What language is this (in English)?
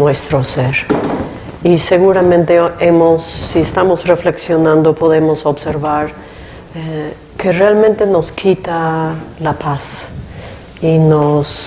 Spanish